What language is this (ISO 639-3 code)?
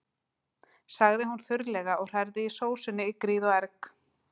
isl